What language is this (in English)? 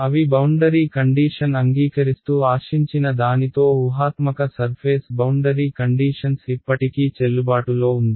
Telugu